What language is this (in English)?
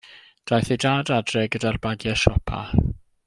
Welsh